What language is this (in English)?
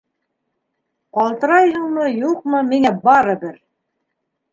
Bashkir